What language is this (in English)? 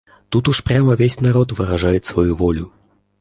Russian